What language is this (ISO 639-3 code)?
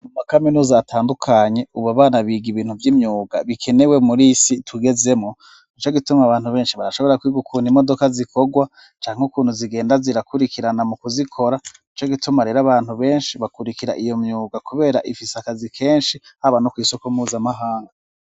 run